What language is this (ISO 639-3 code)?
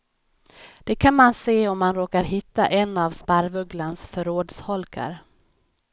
swe